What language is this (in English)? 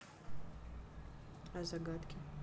Russian